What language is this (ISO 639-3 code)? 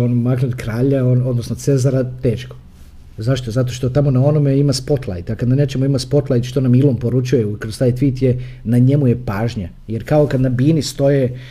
hrv